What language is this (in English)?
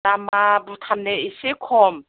Bodo